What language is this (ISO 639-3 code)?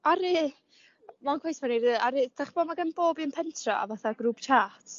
cym